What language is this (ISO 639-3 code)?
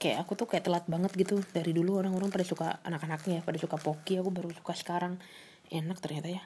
ind